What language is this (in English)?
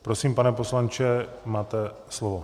Czech